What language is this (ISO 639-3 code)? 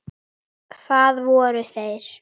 isl